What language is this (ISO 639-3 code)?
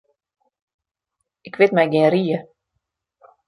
fry